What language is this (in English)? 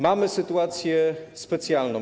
Polish